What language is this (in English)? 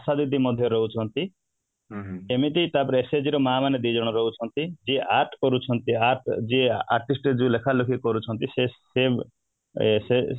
Odia